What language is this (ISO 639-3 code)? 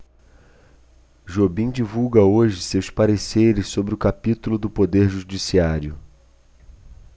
por